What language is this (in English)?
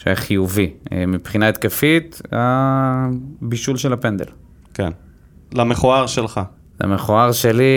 Hebrew